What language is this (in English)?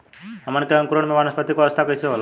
Bhojpuri